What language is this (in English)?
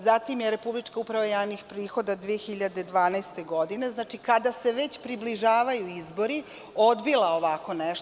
Serbian